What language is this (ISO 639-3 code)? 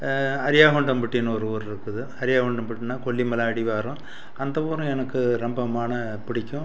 tam